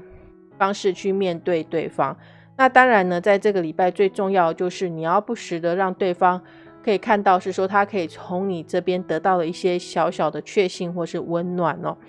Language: Chinese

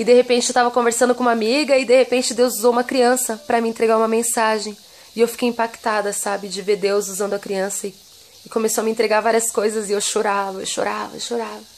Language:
Portuguese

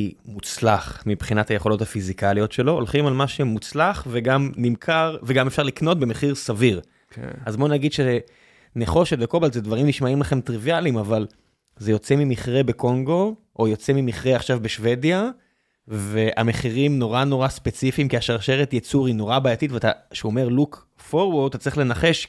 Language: Hebrew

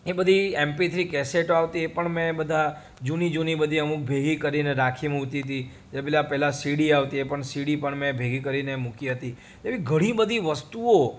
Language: Gujarati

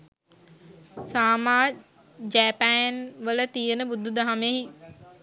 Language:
Sinhala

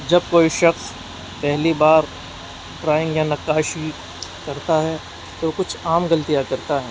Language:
Urdu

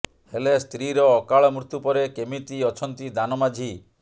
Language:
Odia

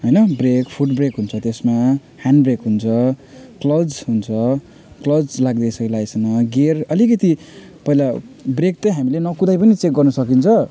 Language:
Nepali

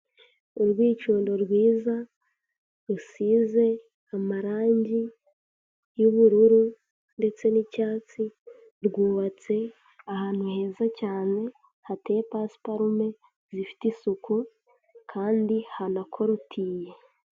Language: Kinyarwanda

